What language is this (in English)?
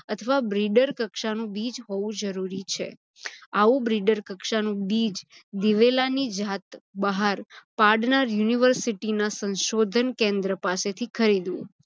Gujarati